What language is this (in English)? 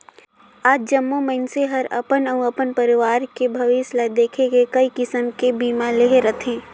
Chhattisgarhi